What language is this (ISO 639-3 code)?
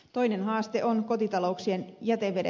fin